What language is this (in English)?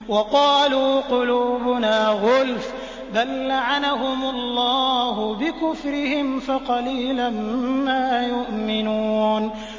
Arabic